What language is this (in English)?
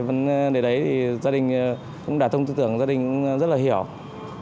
Vietnamese